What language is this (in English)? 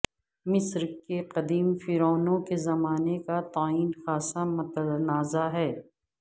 Urdu